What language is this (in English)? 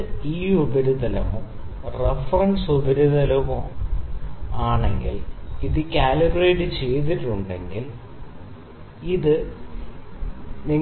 Malayalam